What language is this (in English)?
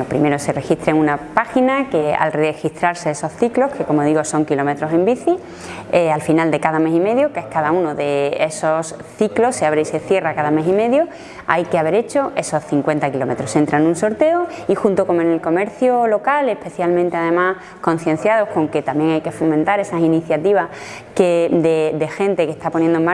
Spanish